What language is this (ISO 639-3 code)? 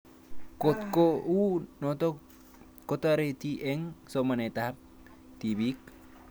kln